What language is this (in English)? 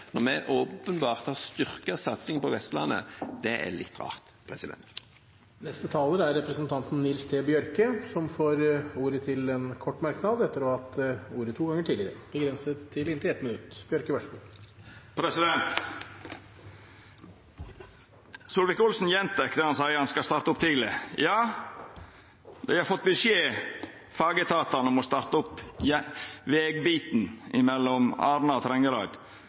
Norwegian